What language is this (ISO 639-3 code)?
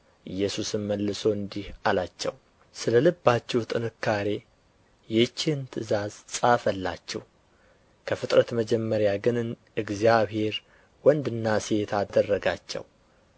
amh